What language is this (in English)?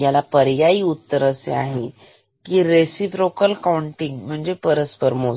Marathi